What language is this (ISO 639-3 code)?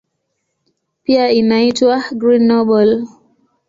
swa